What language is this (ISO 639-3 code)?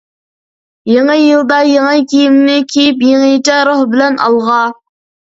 uig